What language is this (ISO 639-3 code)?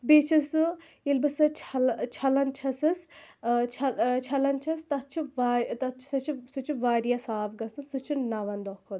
kas